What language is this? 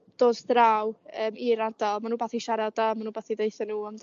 Welsh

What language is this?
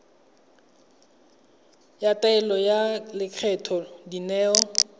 Tswana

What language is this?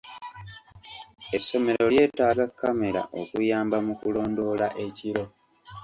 Ganda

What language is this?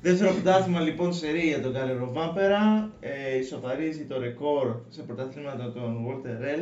Greek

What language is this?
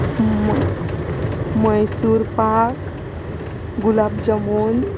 Konkani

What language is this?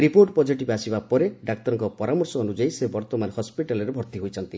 Odia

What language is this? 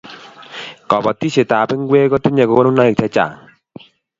Kalenjin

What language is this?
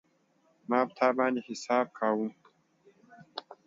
Pashto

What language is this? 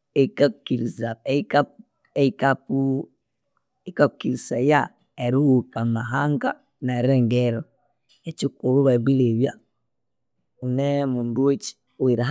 Konzo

